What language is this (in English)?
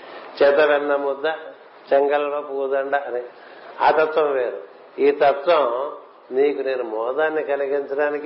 Telugu